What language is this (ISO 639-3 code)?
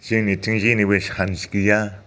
brx